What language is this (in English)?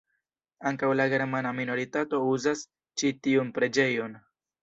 Esperanto